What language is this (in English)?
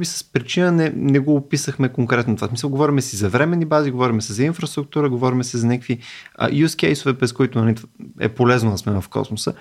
Bulgarian